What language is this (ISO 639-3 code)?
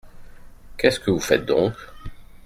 fra